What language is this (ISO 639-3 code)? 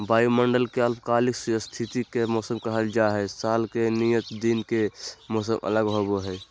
mag